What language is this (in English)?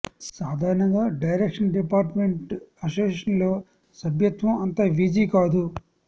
Telugu